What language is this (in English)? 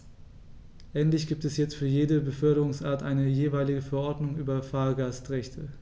German